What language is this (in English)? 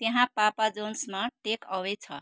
Nepali